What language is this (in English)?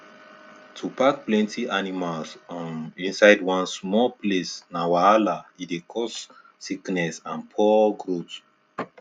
Nigerian Pidgin